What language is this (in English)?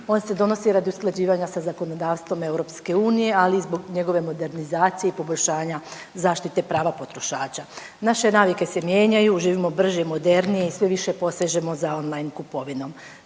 Croatian